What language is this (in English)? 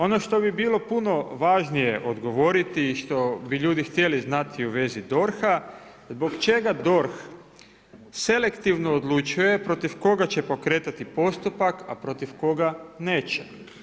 Croatian